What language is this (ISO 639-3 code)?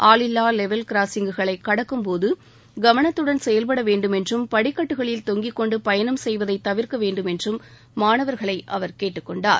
tam